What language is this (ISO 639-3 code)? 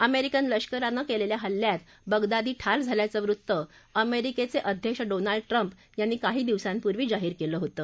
mar